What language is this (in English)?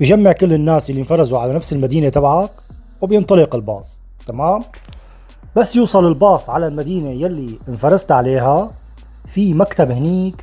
Arabic